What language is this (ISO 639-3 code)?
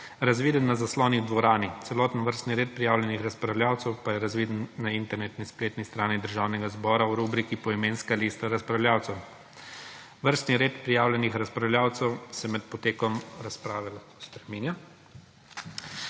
slv